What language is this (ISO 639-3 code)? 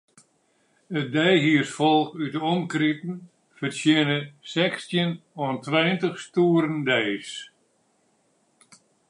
fry